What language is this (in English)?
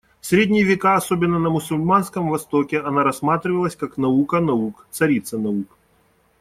Russian